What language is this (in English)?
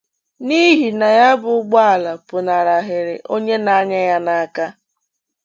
Igbo